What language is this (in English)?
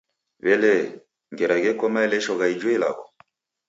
Taita